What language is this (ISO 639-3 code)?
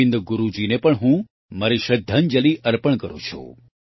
guj